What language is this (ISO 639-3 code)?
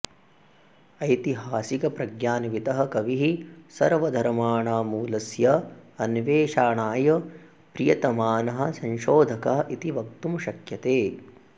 san